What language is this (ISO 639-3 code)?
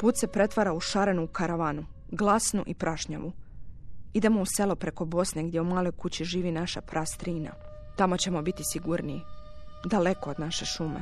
hrv